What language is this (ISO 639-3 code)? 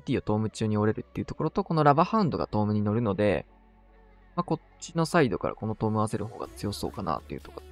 jpn